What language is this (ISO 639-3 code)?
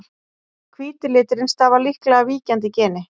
isl